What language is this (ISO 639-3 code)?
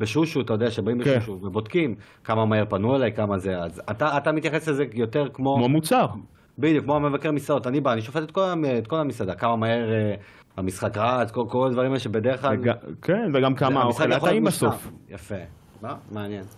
heb